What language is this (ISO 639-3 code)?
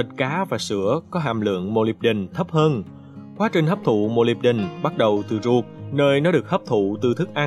vie